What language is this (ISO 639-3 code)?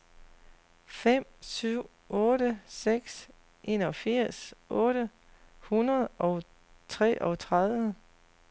dan